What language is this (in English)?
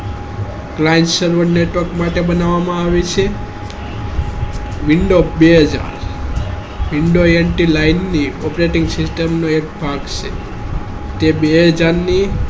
Gujarati